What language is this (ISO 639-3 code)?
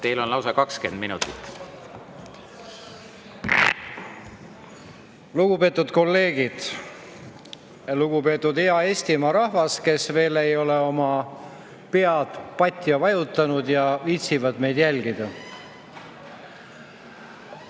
est